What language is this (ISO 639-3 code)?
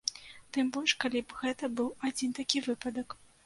bel